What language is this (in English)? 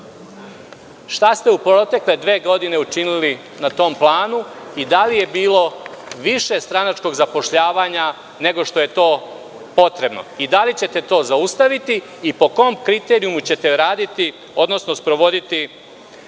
Serbian